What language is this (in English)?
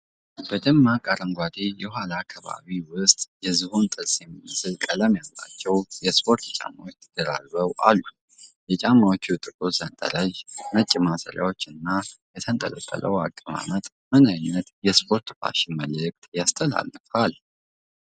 Amharic